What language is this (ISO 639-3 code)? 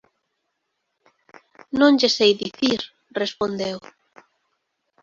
glg